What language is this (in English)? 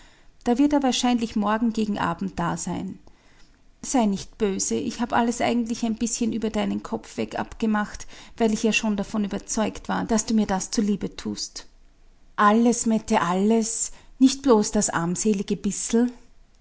German